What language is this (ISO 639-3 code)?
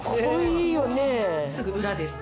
jpn